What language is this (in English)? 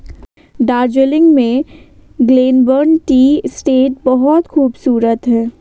Hindi